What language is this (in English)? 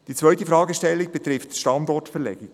Swiss German